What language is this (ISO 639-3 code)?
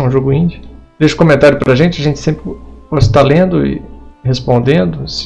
por